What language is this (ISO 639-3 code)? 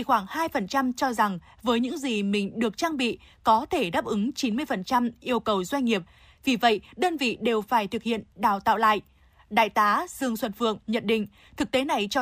vie